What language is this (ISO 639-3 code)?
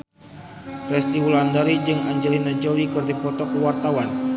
sun